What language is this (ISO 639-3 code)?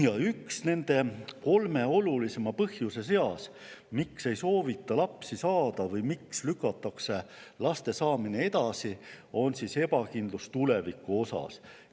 est